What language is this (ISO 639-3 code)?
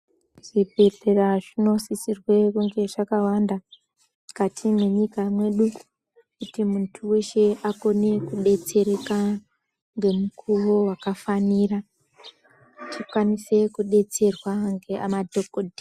ndc